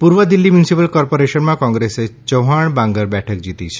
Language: Gujarati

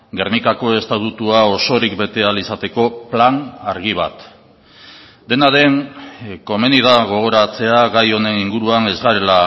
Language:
Basque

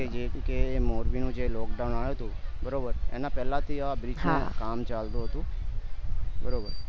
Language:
Gujarati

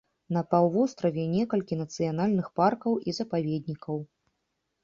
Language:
Belarusian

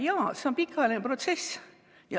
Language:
Estonian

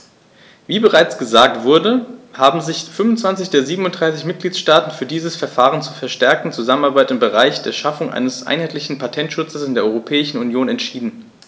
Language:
German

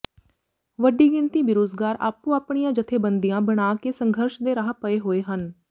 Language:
Punjabi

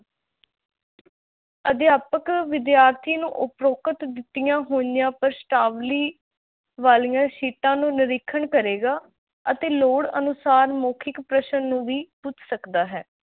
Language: Punjabi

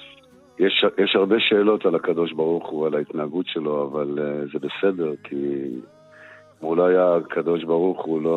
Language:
Hebrew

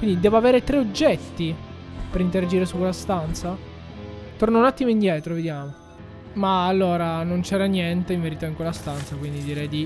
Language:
Italian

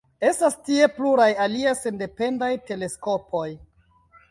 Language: Esperanto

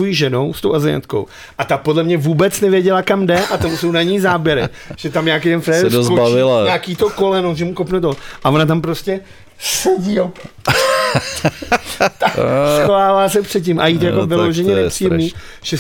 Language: Czech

